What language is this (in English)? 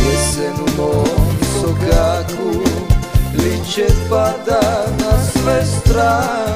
Polish